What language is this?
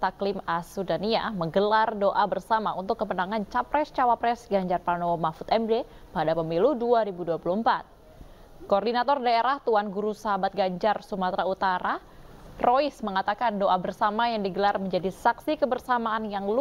Indonesian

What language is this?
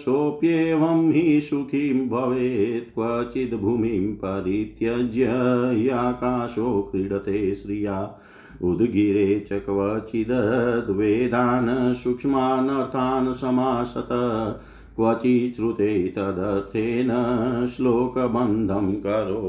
Hindi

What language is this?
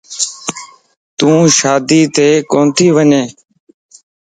Lasi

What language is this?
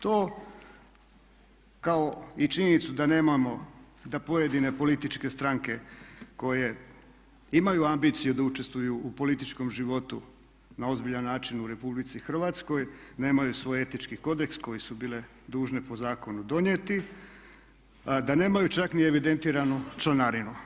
Croatian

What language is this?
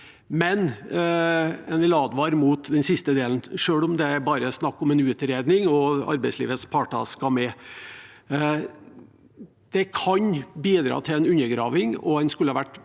Norwegian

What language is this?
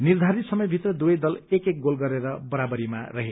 Nepali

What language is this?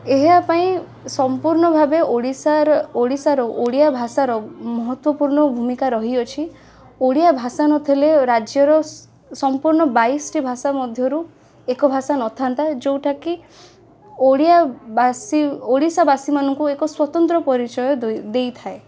Odia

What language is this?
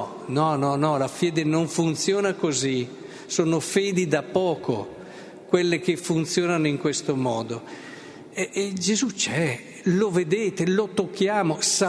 Italian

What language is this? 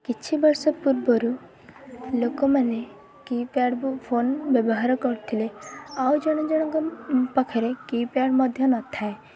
Odia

